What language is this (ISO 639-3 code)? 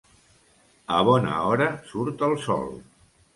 cat